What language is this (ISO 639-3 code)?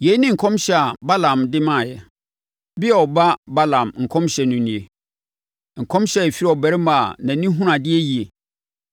aka